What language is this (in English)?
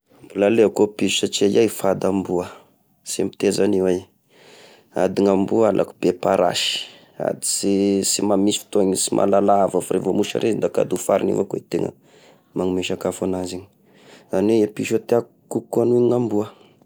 Tesaka Malagasy